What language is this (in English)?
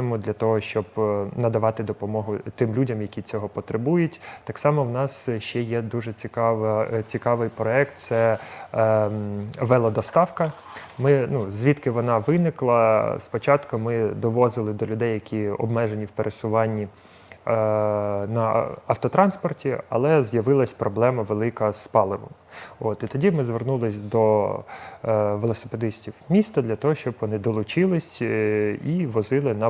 Ukrainian